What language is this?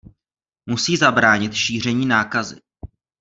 Czech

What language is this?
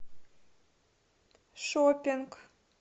Russian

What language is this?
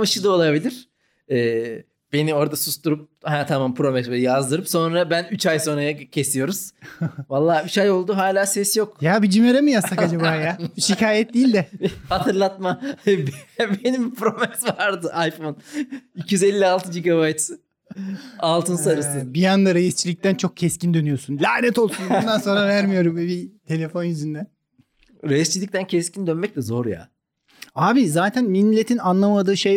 Turkish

